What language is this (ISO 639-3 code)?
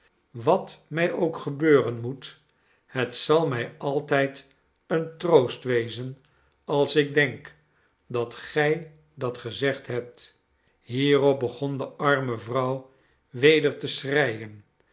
nld